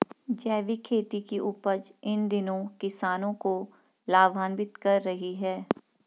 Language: Hindi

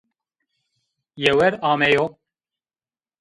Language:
Zaza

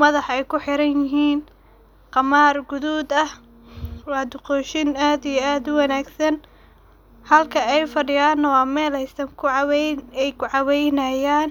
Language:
Somali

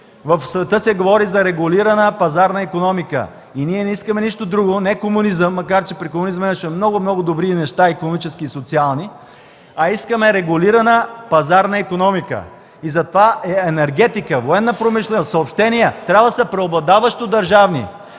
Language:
Bulgarian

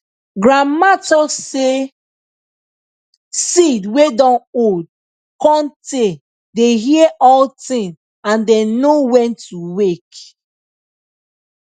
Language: Nigerian Pidgin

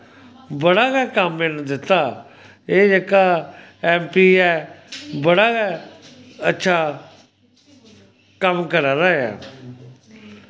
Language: Dogri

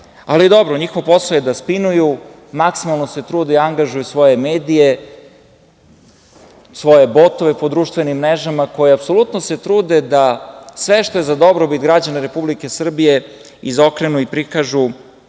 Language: Serbian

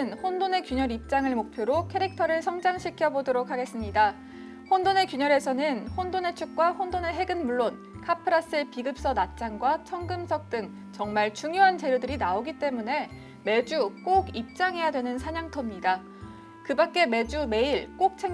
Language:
Korean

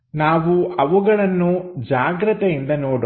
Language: Kannada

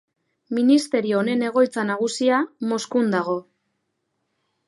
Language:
Basque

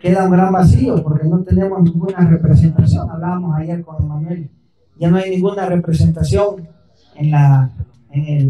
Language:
Spanish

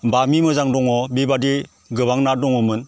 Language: Bodo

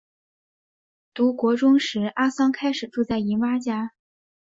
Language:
Chinese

